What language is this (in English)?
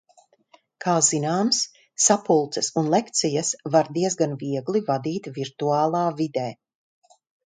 Latvian